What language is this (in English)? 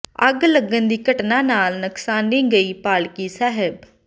Punjabi